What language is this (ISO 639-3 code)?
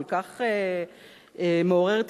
heb